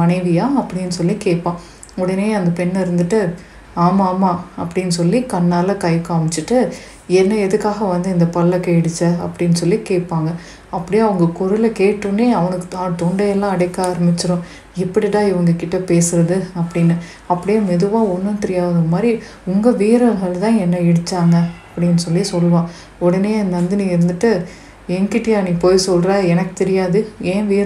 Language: Tamil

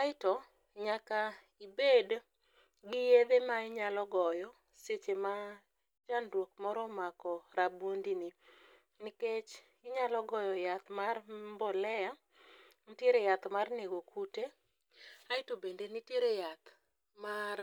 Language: Luo (Kenya and Tanzania)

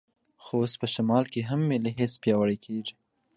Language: Pashto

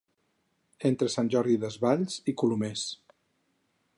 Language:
Catalan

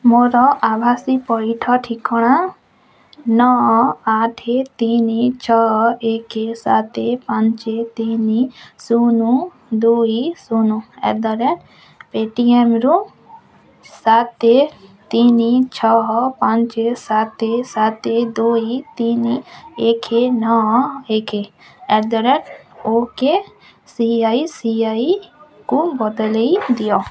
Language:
Odia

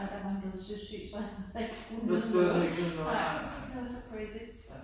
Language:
Danish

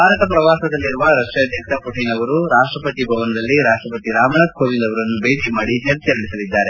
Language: Kannada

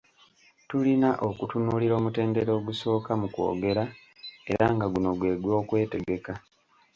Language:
Ganda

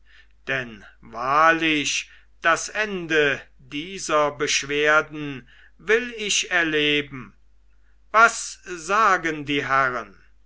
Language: German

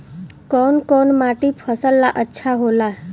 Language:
Bhojpuri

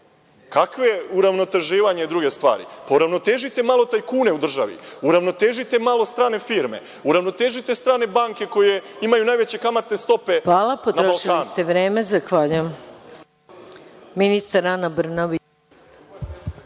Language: Serbian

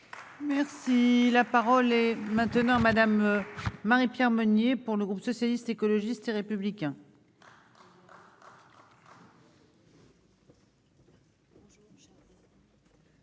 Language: French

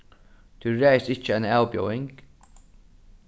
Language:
Faroese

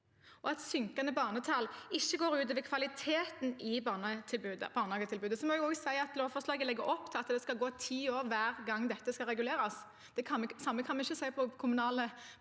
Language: Norwegian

